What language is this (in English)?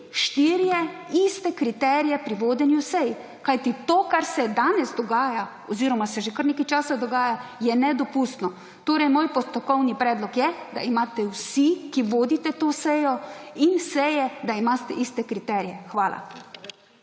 Slovenian